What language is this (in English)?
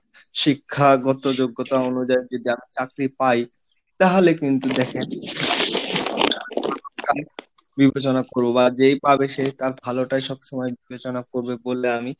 Bangla